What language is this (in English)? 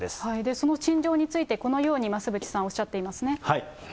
Japanese